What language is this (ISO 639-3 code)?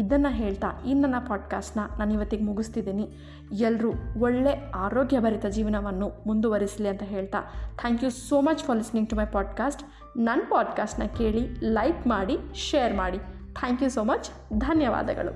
kan